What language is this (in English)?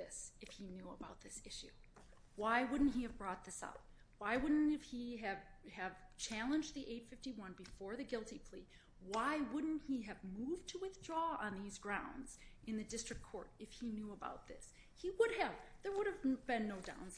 English